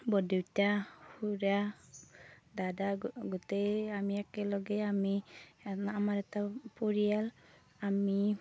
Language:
Assamese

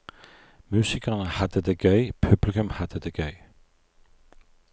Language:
Norwegian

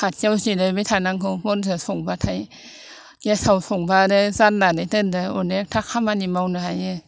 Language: Bodo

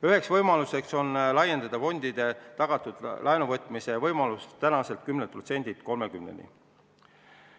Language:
Estonian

